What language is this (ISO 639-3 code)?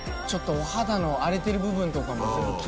jpn